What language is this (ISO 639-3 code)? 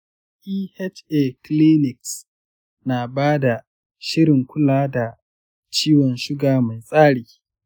hau